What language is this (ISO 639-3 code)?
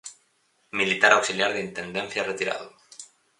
glg